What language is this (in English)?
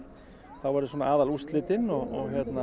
Icelandic